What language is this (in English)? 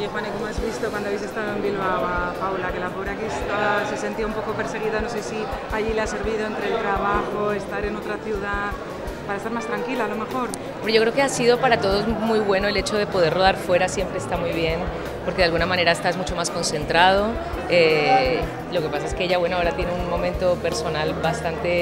Spanish